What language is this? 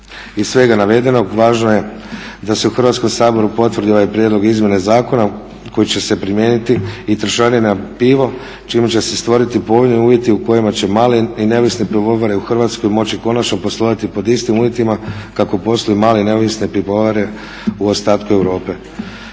Croatian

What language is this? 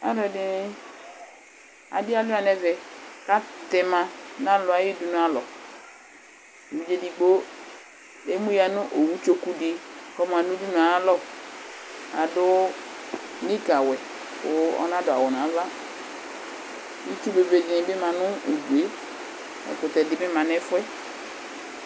Ikposo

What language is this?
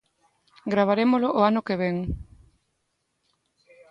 Galician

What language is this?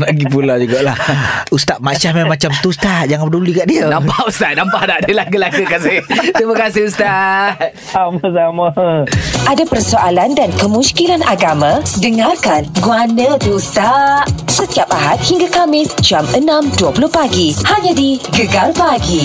Malay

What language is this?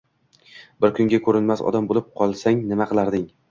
Uzbek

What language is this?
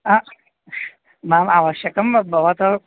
Sanskrit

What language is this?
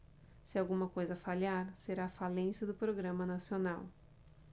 Portuguese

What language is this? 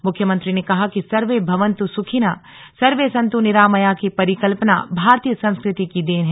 Hindi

